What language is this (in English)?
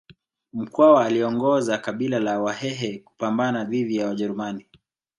Swahili